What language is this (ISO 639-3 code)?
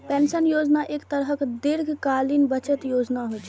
mai